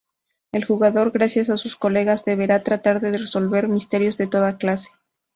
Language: Spanish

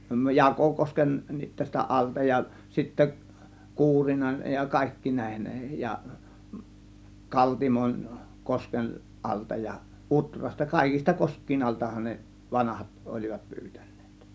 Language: Finnish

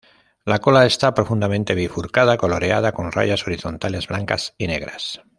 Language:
Spanish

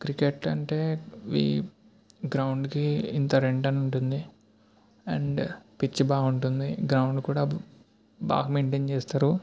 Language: Telugu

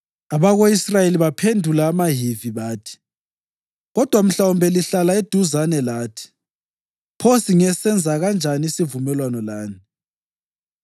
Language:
North Ndebele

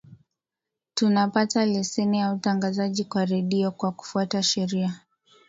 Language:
Swahili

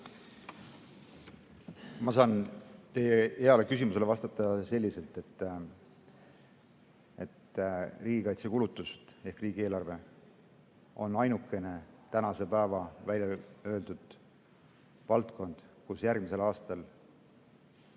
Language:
Estonian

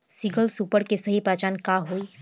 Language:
Bhojpuri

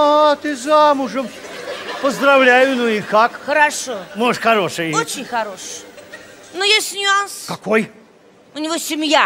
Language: Russian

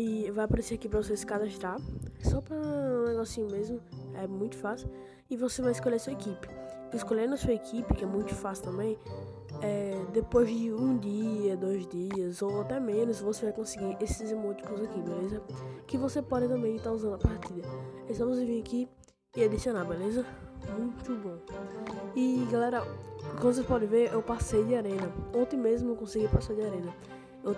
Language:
Portuguese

